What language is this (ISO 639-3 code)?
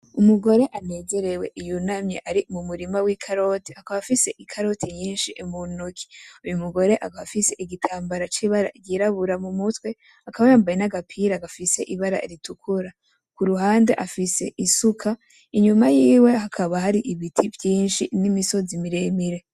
run